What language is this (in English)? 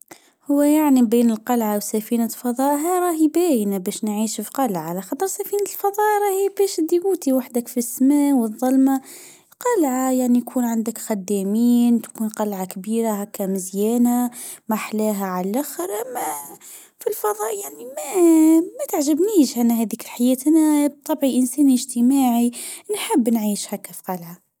Tunisian Arabic